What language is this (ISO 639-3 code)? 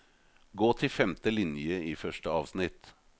nor